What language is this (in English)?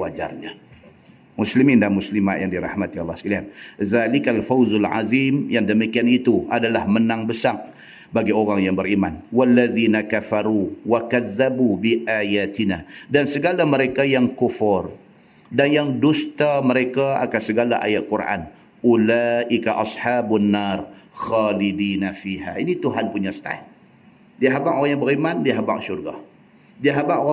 Malay